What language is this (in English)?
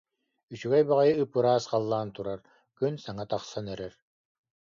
Yakut